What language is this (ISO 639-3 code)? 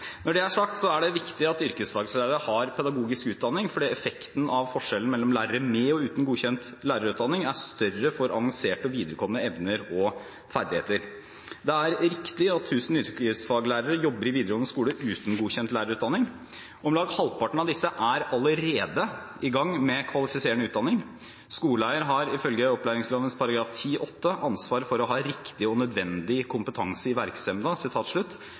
nob